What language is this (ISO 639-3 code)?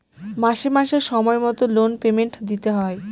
ben